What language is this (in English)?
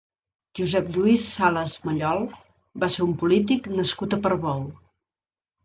Catalan